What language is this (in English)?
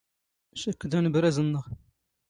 Standard Moroccan Tamazight